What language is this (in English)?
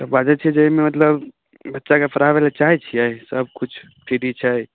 Maithili